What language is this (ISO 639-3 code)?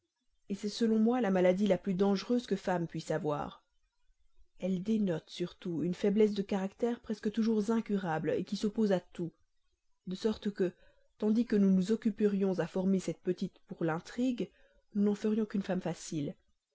fra